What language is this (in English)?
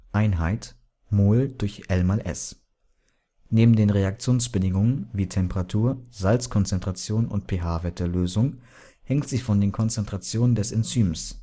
German